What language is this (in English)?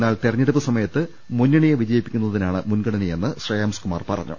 Malayalam